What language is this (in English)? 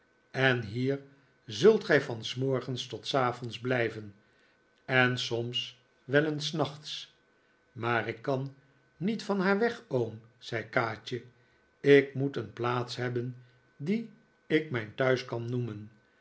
Dutch